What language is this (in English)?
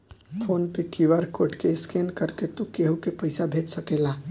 Bhojpuri